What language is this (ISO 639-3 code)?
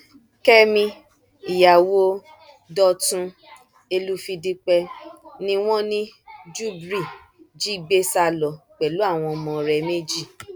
yor